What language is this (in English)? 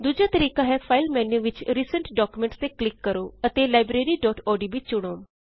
Punjabi